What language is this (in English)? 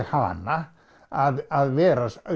Icelandic